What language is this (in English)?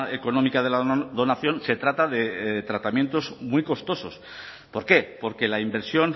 Spanish